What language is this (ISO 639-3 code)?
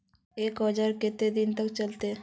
mag